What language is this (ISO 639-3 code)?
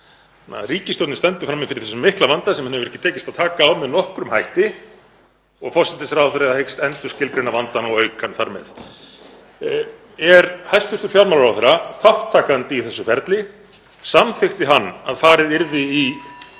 isl